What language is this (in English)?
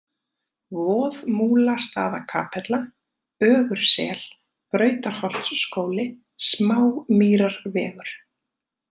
Icelandic